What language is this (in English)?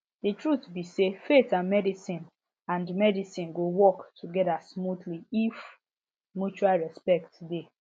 Nigerian Pidgin